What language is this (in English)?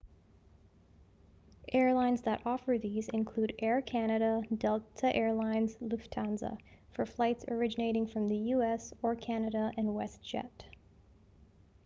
English